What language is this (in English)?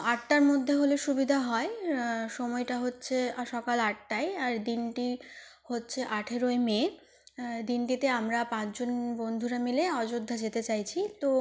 Bangla